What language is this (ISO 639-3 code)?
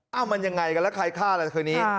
tha